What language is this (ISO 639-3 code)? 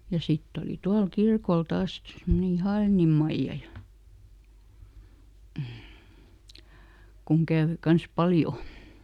fin